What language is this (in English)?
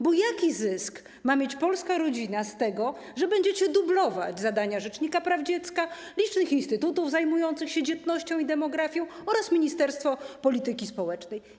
Polish